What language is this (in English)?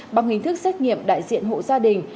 Vietnamese